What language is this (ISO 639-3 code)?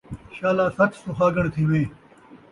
skr